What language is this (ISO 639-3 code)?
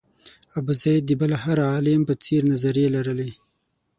pus